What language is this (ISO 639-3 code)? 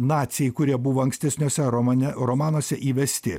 lit